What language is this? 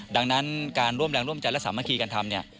Thai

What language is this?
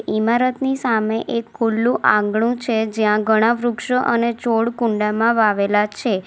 Gujarati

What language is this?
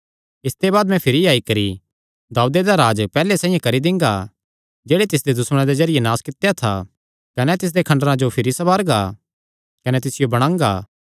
Kangri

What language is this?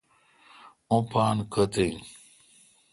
Kalkoti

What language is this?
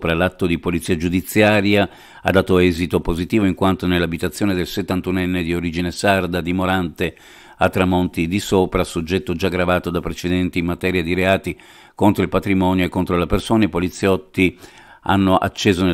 Italian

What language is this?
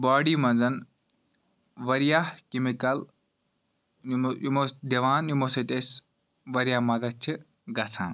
Kashmiri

